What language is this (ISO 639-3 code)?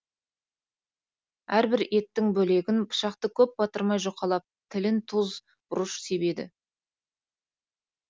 kaz